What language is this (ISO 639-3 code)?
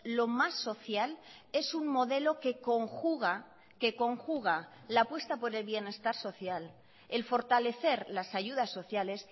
spa